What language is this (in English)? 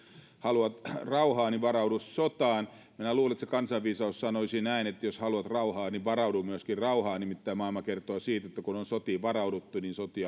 Finnish